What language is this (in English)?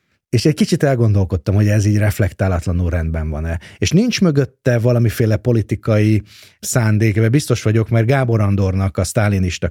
Hungarian